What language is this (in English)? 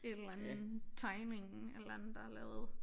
Danish